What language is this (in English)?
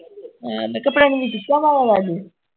Punjabi